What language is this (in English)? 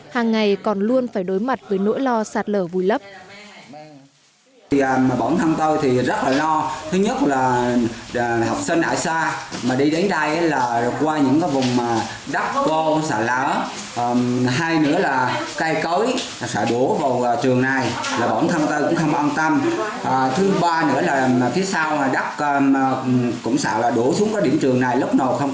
Vietnamese